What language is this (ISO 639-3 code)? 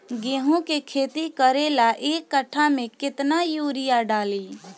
bho